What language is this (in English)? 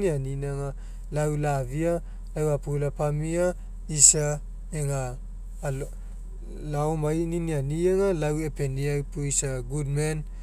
Mekeo